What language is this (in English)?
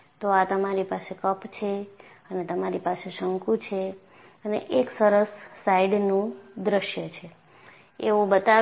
Gujarati